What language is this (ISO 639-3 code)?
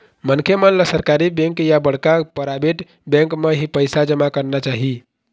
hne